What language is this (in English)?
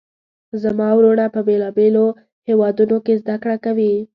Pashto